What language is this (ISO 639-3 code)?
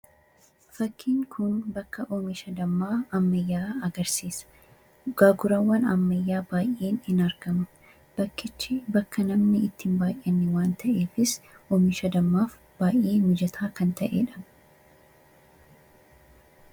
orm